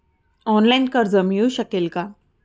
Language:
Marathi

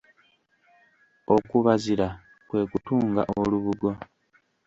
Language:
Ganda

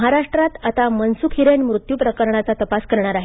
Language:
Marathi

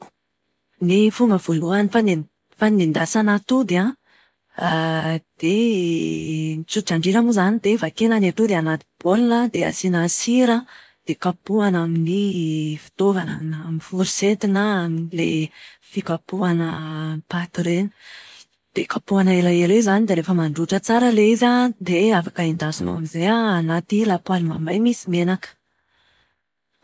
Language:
Malagasy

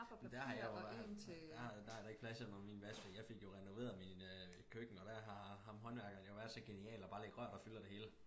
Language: Danish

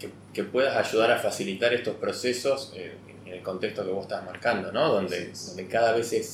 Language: Spanish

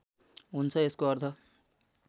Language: Nepali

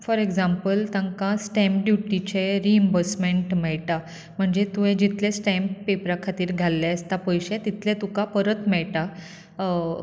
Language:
Konkani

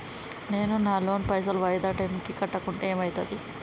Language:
Telugu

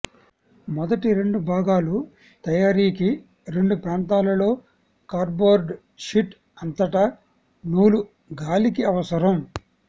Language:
Telugu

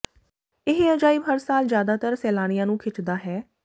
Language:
Punjabi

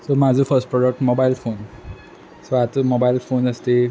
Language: Konkani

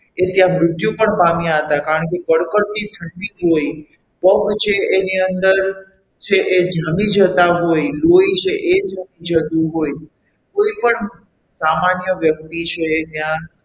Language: Gujarati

